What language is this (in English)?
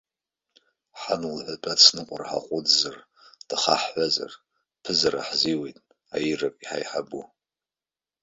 Abkhazian